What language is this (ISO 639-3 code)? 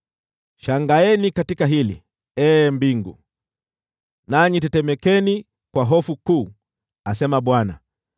swa